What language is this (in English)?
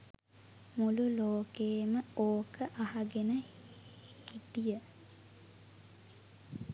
Sinhala